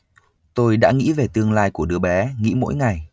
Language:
Vietnamese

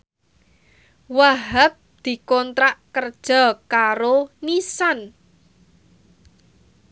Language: Javanese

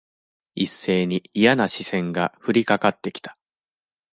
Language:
Japanese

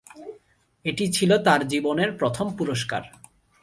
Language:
Bangla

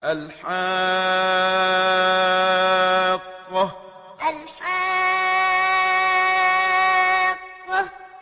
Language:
Arabic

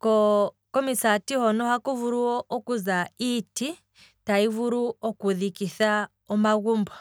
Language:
Kwambi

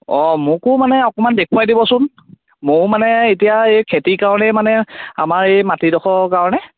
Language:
Assamese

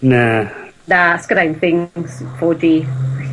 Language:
Welsh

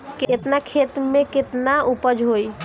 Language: Bhojpuri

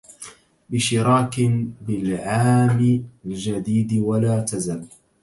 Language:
Arabic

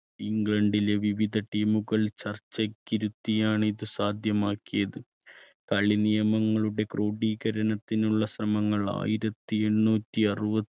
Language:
Malayalam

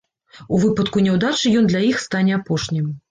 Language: Belarusian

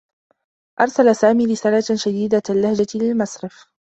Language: Arabic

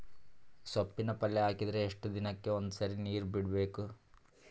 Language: Kannada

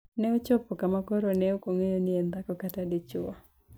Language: Luo (Kenya and Tanzania)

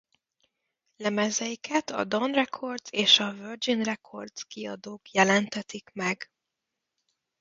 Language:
Hungarian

